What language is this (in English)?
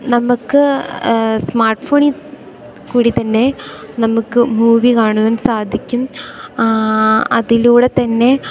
Malayalam